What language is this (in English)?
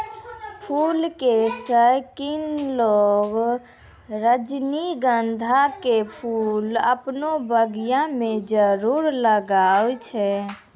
Maithili